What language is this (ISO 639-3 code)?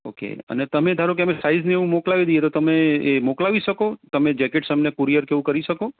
guj